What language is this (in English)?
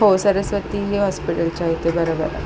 Marathi